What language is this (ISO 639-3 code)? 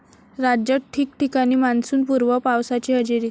mar